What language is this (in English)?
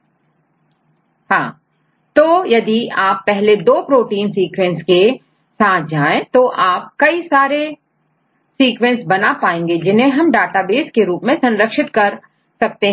Hindi